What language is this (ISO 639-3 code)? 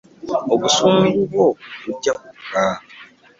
lug